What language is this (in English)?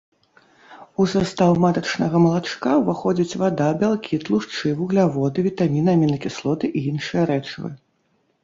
Belarusian